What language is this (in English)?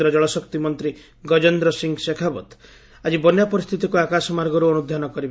Odia